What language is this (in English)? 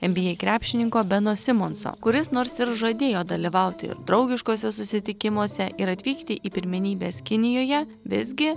Lithuanian